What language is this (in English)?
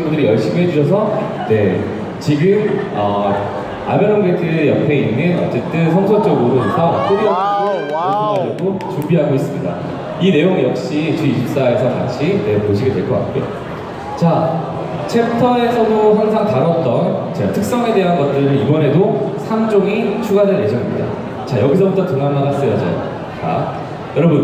Korean